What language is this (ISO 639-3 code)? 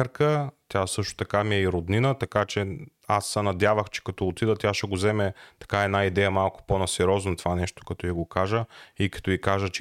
bul